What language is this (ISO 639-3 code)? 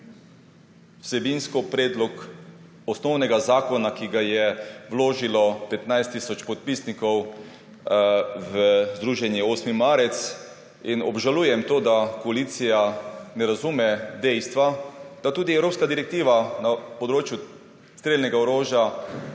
slv